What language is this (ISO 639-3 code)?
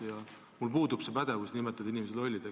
est